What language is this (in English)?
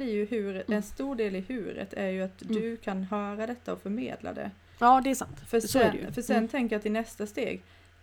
Swedish